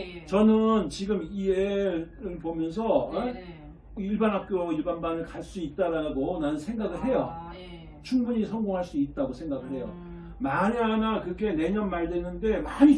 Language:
Korean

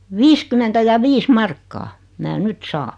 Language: Finnish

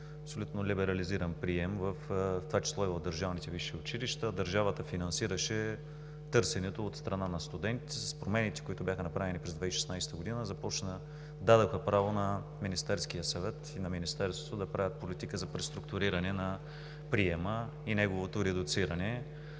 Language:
Bulgarian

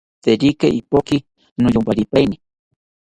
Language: South Ucayali Ashéninka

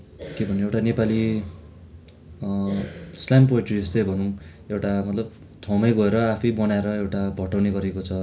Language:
Nepali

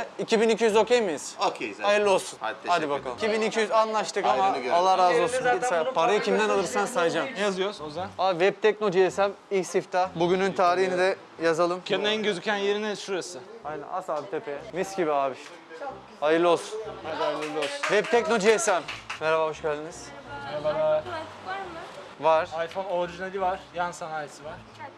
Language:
Turkish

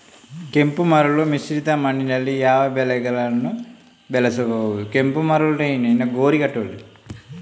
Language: Kannada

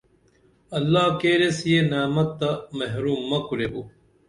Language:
Dameli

